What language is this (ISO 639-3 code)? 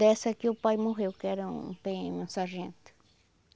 por